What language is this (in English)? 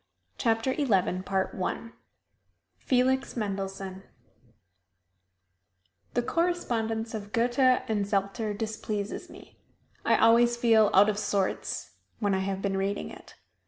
English